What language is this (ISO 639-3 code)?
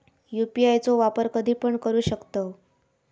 mar